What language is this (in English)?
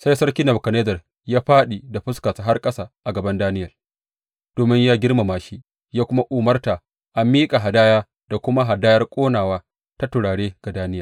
Hausa